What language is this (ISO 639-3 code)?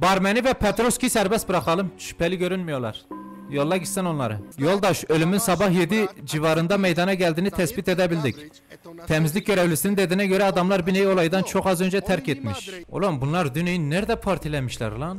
tur